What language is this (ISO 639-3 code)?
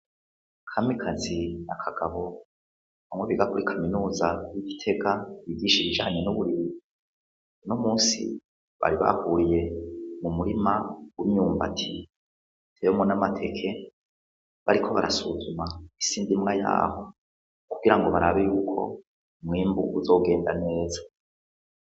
run